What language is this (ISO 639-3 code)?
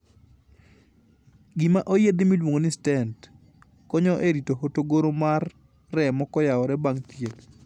luo